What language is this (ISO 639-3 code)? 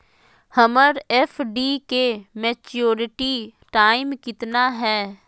mag